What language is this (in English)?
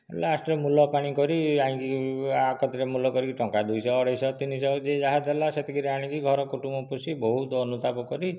Odia